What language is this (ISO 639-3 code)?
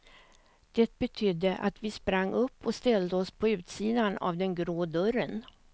swe